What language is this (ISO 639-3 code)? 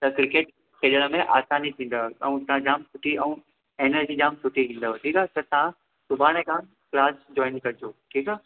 snd